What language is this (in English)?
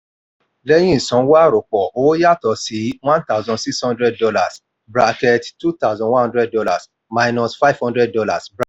Yoruba